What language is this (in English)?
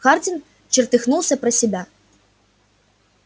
Russian